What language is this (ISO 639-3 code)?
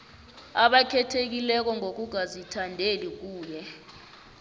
nbl